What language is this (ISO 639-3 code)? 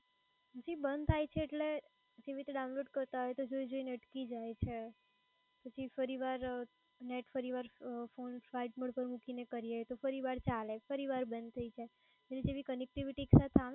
guj